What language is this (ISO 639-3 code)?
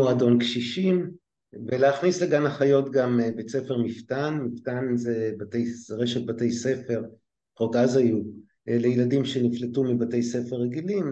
heb